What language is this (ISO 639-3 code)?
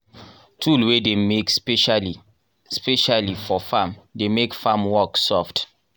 pcm